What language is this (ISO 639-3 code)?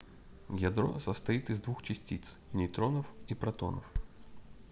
rus